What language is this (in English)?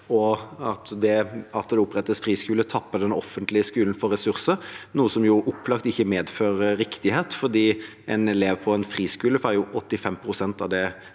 Norwegian